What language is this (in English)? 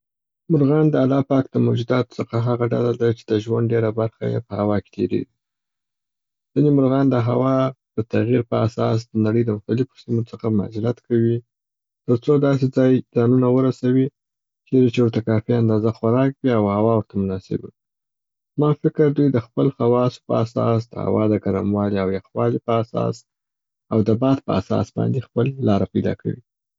Southern Pashto